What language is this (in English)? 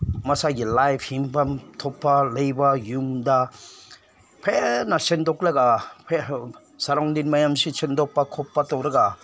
Manipuri